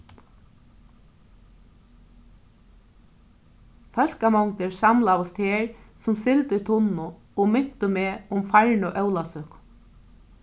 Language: Faroese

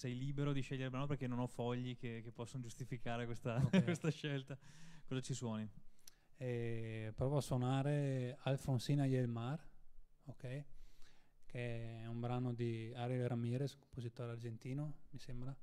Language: Italian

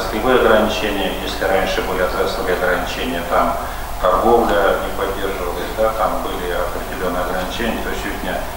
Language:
Russian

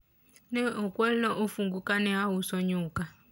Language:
Luo (Kenya and Tanzania)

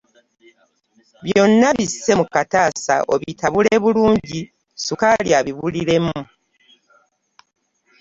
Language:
Ganda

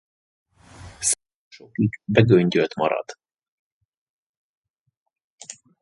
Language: Hungarian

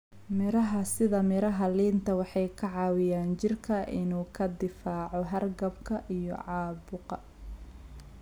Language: Somali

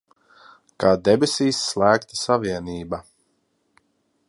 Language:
Latvian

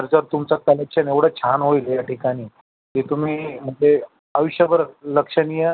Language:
Marathi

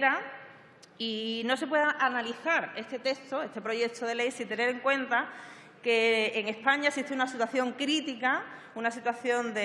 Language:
Spanish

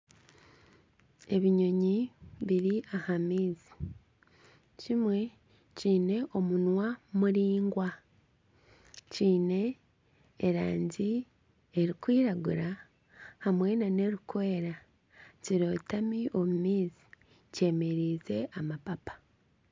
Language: Nyankole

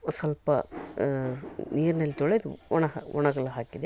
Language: Kannada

